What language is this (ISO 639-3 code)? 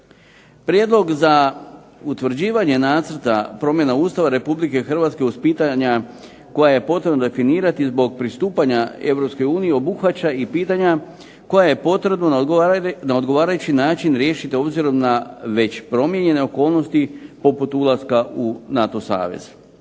hrv